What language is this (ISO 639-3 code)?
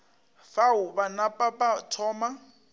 nso